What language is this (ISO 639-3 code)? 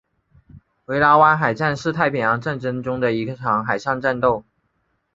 zho